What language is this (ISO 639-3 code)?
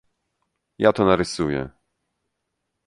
pol